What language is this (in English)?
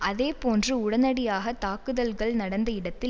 Tamil